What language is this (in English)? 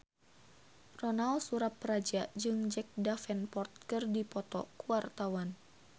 Sundanese